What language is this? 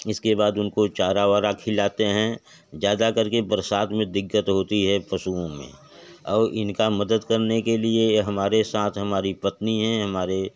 Hindi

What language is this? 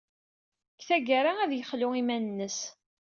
Kabyle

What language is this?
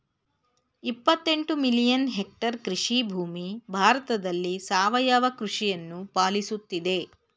Kannada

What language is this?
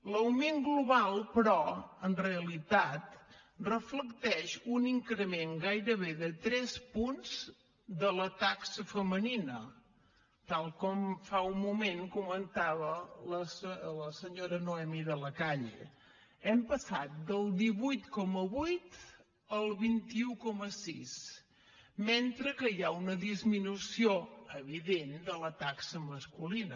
Catalan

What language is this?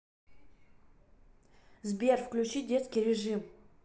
Russian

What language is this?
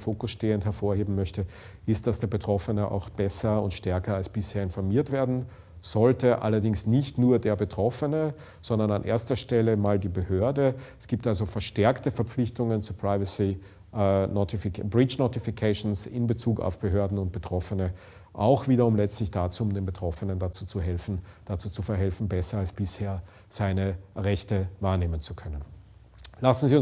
German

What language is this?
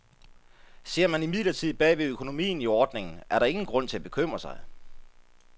Danish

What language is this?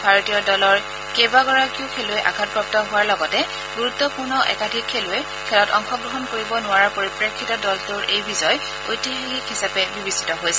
Assamese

